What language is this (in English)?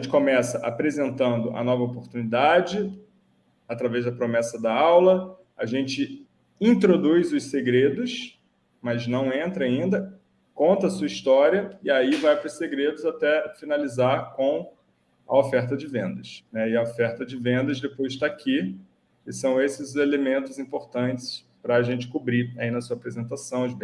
Portuguese